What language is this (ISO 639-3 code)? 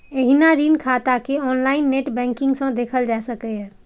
mai